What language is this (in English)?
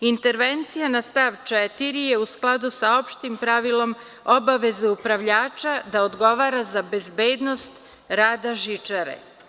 Serbian